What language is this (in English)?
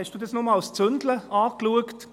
Swiss German